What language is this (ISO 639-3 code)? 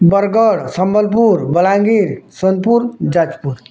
ori